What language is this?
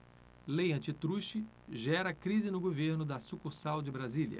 Portuguese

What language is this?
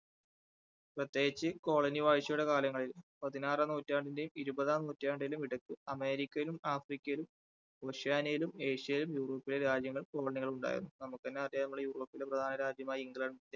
Malayalam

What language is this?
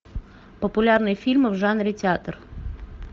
Russian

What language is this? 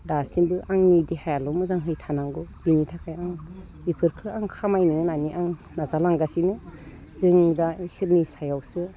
Bodo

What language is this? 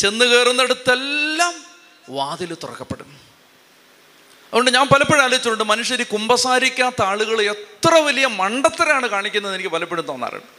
Malayalam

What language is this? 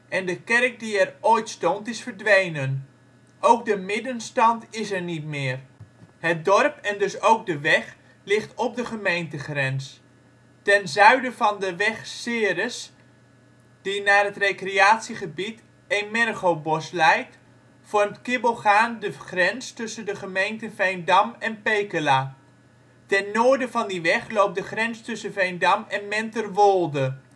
Dutch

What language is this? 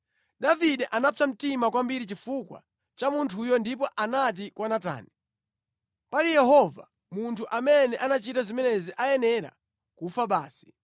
Nyanja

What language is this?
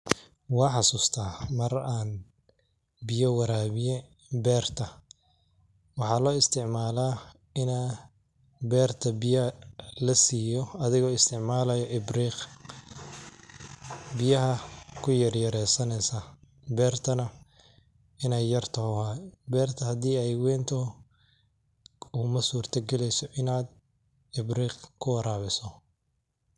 Somali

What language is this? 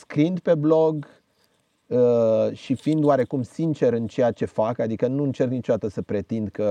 Romanian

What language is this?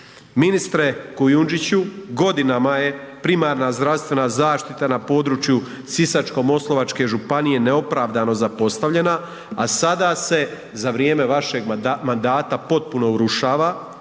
Croatian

